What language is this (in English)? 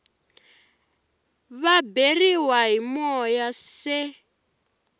Tsonga